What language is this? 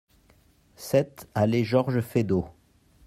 French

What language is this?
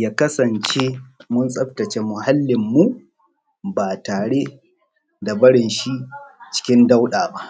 Hausa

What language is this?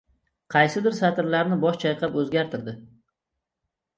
Uzbek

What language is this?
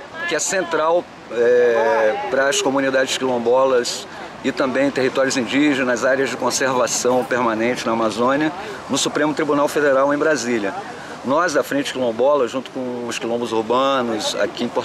Portuguese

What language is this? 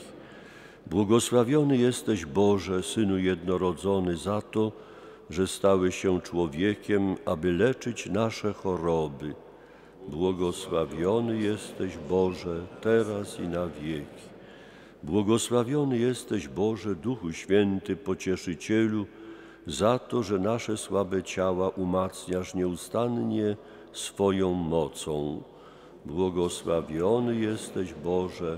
Polish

